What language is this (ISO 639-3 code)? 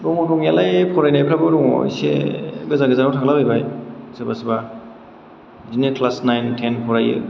brx